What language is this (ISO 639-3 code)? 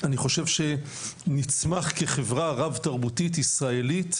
heb